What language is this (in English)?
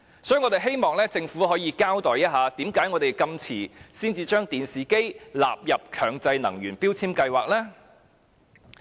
Cantonese